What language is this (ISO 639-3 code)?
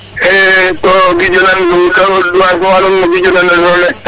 srr